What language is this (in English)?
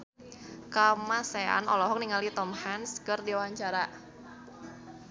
Sundanese